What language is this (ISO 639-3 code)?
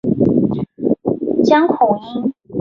zho